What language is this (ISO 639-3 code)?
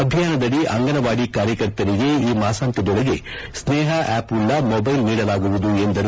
kan